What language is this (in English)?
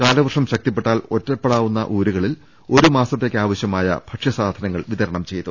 Malayalam